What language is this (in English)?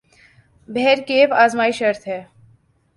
Urdu